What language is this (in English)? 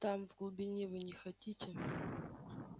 Russian